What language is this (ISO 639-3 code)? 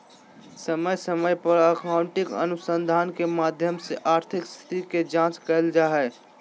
mag